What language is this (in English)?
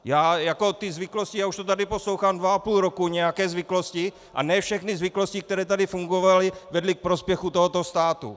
Czech